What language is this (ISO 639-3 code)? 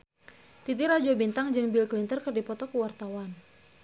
sun